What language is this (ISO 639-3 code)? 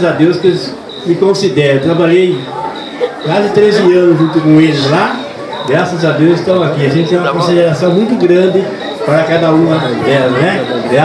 por